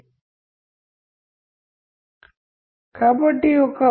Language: Telugu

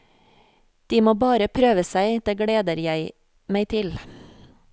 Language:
Norwegian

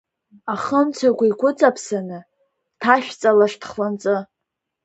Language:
Abkhazian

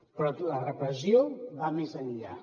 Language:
Catalan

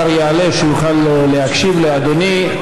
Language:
Hebrew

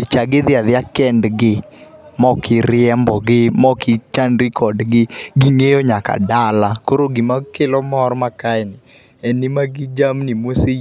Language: Luo (Kenya and Tanzania)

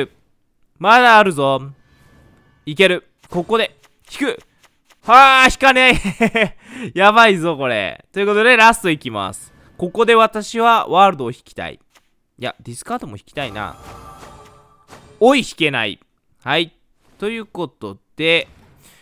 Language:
Japanese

